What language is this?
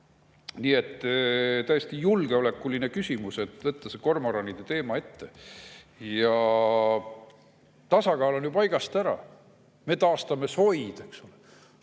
Estonian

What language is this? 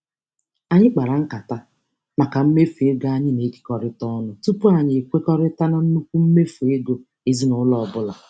Igbo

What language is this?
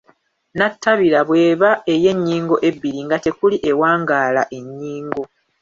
Ganda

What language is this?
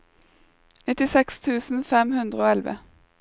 Norwegian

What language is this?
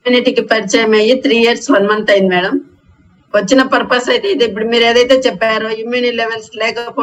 Telugu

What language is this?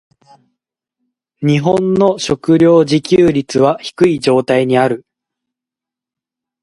Japanese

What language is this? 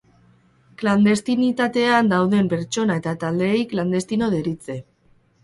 Basque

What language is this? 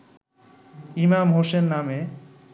Bangla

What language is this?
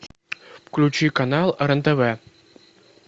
Russian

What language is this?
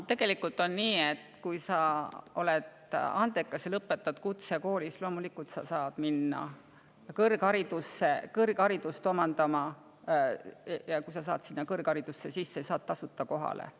Estonian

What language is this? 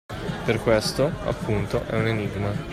Italian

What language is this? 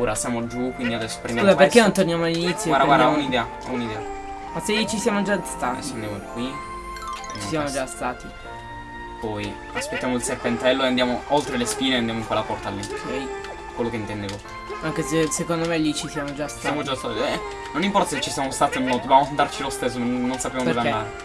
Italian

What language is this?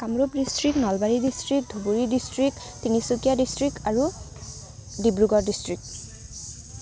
Assamese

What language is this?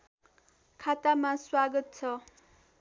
Nepali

